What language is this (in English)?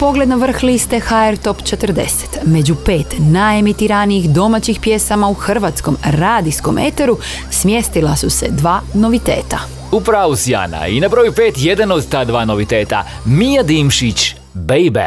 Croatian